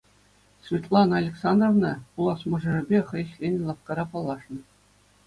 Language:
Chuvash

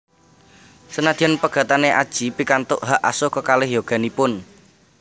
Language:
Javanese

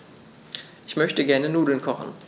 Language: German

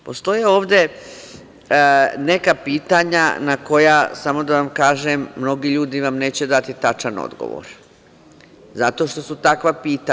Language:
Serbian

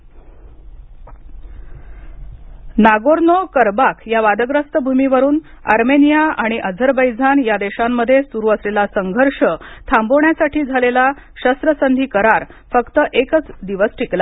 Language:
Marathi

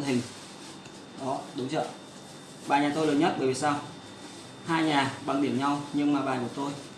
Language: Vietnamese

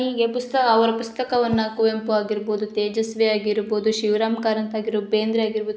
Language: Kannada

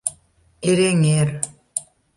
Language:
Mari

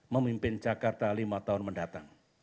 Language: Indonesian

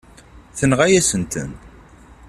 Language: Kabyle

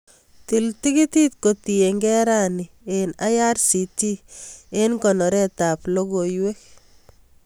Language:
Kalenjin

